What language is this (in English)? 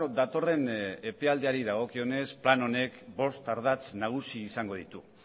Basque